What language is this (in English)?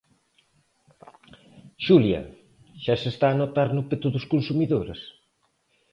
Galician